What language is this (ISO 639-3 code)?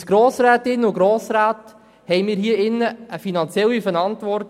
gsw